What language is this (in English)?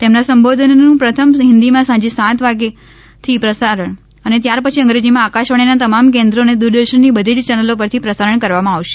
Gujarati